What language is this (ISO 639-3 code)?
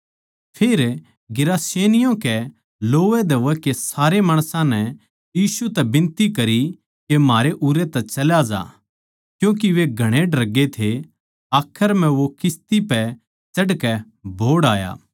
bgc